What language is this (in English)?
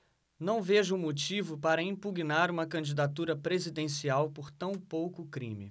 Portuguese